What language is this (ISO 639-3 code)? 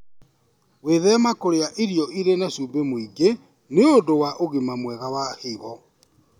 kik